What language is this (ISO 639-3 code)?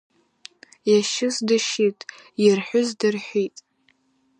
abk